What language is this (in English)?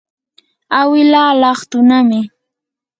Yanahuanca Pasco Quechua